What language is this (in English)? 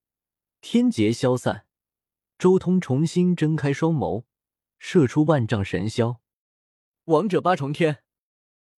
Chinese